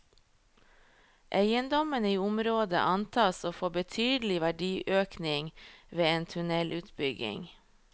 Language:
Norwegian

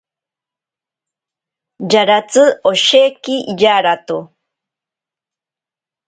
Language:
Ashéninka Perené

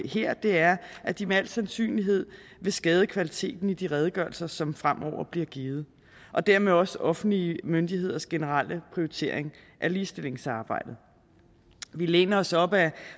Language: Danish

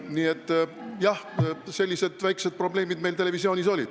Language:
Estonian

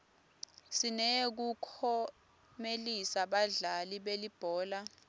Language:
Swati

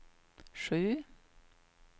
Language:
Swedish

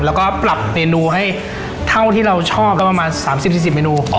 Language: Thai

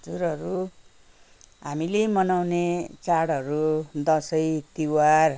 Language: Nepali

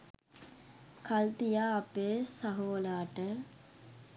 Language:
Sinhala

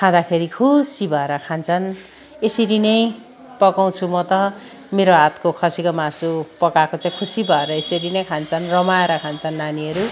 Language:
Nepali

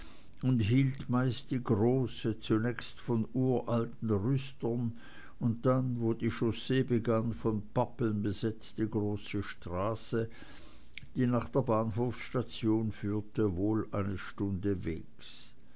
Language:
German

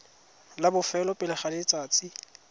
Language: Tswana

